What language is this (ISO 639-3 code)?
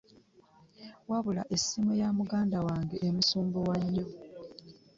lug